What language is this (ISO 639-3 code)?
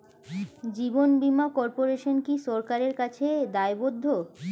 ben